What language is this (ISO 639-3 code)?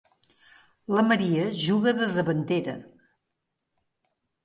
cat